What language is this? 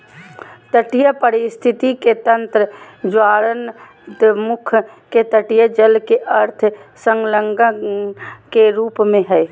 Magahi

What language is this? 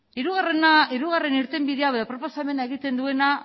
Basque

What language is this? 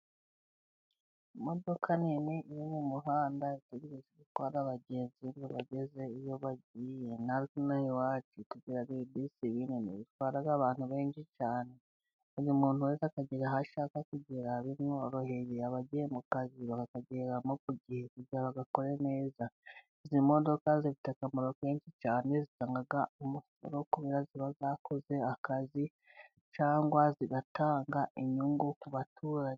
Kinyarwanda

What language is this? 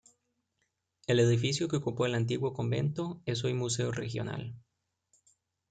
Spanish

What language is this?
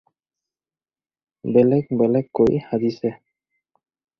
Assamese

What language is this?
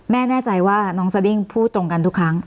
Thai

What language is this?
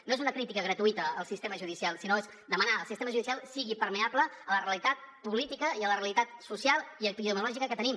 Catalan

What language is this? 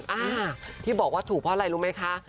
Thai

